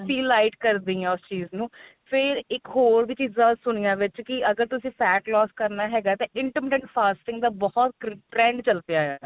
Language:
Punjabi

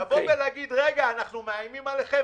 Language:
Hebrew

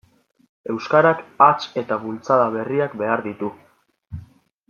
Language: Basque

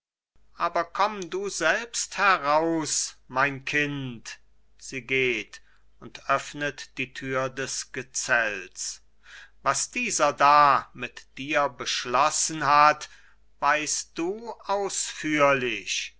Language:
German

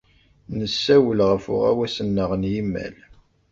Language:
Kabyle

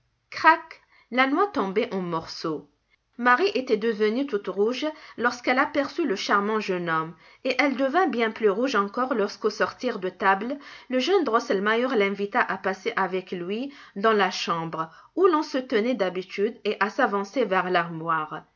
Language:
French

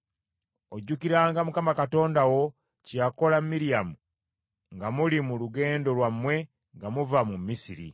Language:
Ganda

